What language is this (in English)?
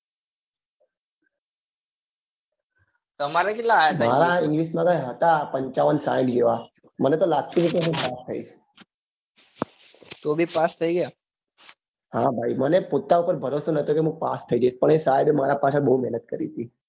Gujarati